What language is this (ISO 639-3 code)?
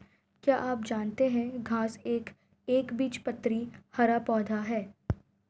hin